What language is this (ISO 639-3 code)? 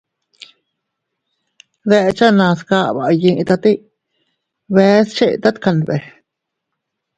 cut